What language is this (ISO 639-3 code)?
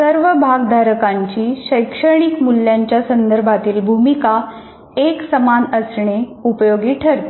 mar